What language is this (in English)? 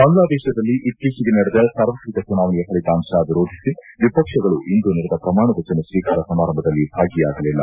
Kannada